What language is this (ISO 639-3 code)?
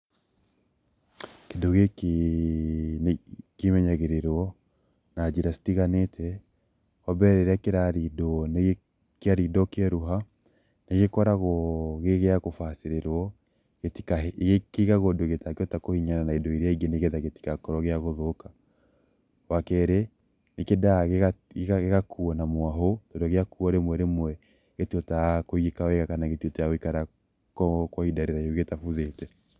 kik